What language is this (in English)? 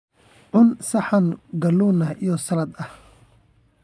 Somali